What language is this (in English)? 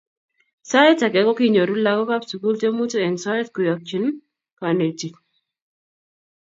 Kalenjin